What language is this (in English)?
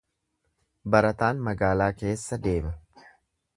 Oromo